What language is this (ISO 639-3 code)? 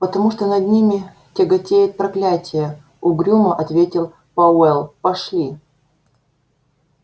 rus